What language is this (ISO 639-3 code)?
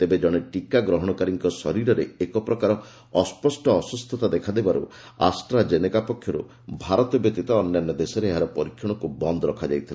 ori